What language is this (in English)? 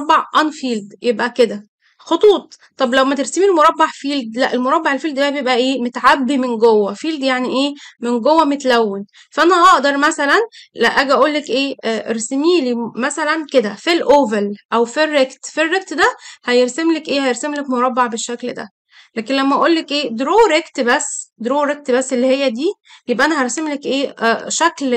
Arabic